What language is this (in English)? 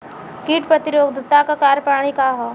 Bhojpuri